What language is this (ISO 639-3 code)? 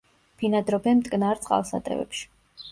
kat